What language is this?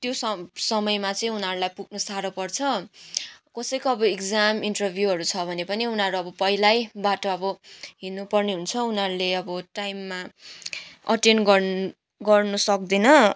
Nepali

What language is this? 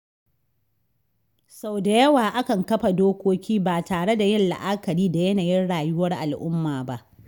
Hausa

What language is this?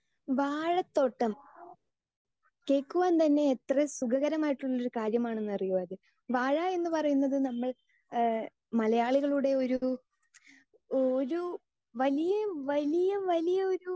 Malayalam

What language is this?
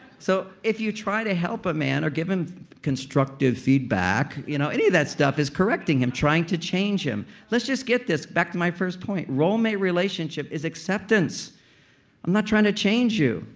English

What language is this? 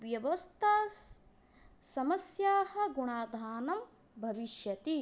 Sanskrit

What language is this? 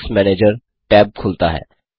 Hindi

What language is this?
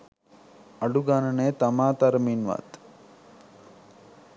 Sinhala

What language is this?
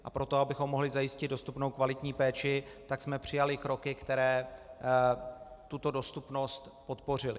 Czech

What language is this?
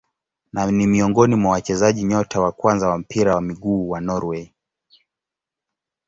Swahili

